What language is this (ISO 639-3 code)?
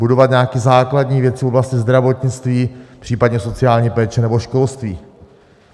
ces